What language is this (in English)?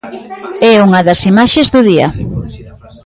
Galician